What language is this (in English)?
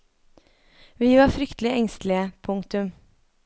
Norwegian